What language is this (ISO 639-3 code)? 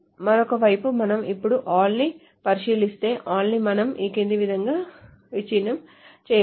tel